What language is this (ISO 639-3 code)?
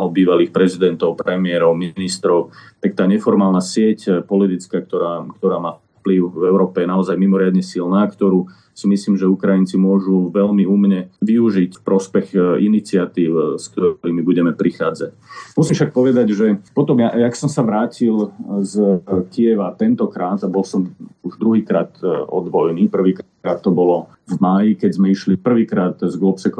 slk